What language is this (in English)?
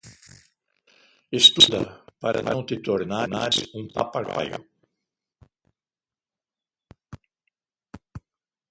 Portuguese